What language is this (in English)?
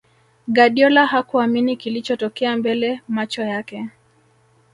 Swahili